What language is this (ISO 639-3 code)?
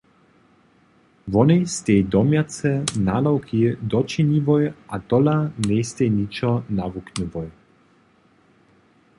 hsb